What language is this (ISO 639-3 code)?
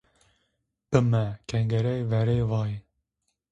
zza